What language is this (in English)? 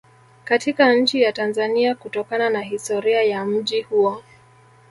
Swahili